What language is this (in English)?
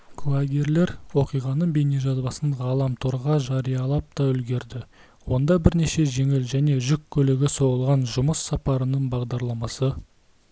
Kazakh